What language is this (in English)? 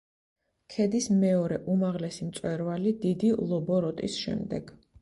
Georgian